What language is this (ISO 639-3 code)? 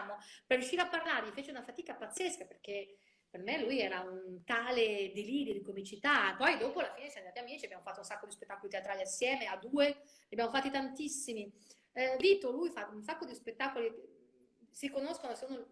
ita